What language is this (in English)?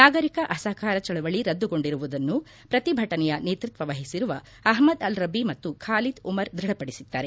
Kannada